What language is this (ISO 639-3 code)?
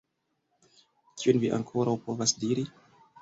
epo